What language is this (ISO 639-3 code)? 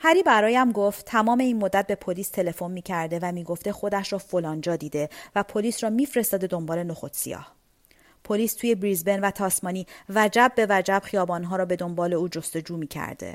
fas